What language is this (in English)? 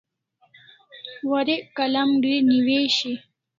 Kalasha